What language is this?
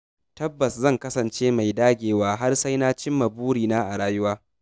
Hausa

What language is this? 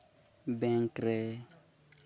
Santali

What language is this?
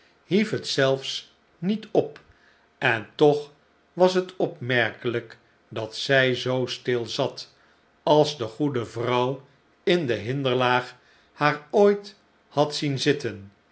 Dutch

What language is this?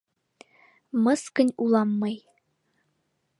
Mari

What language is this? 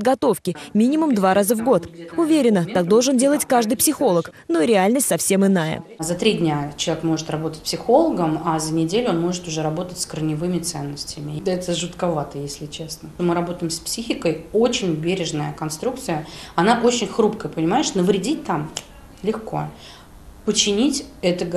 Russian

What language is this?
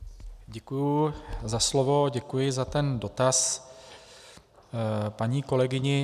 Czech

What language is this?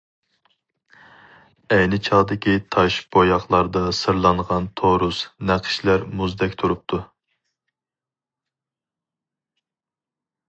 Uyghur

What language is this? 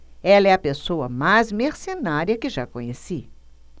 Portuguese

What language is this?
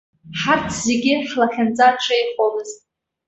Abkhazian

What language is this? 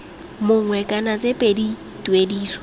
Tswana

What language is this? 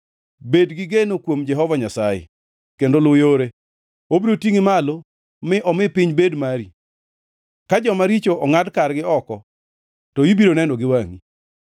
Luo (Kenya and Tanzania)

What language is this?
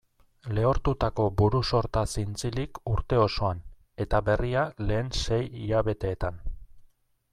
Basque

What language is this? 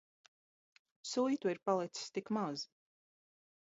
Latvian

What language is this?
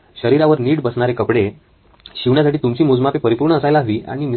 Marathi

